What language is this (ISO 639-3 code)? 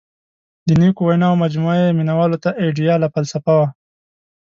pus